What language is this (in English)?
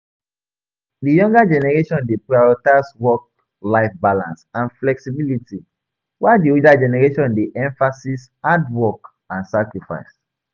Nigerian Pidgin